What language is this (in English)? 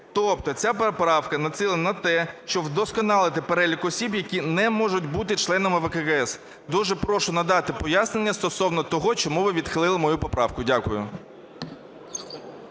Ukrainian